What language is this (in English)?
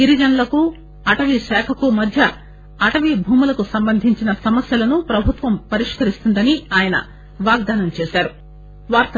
Telugu